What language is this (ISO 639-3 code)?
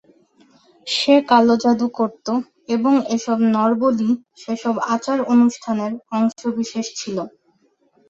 ben